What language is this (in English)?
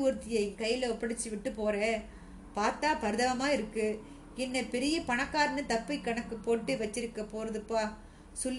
Tamil